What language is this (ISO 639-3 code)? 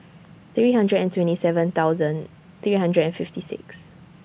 eng